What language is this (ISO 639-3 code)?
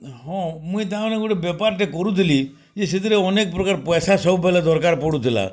ori